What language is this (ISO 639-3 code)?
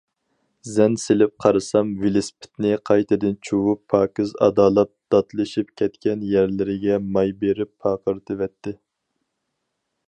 uig